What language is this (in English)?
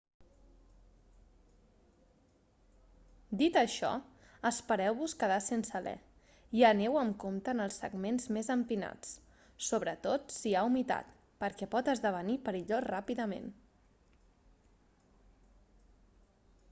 Catalan